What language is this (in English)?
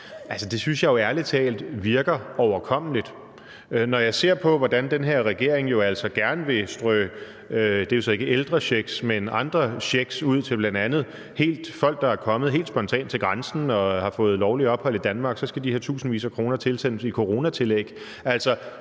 Danish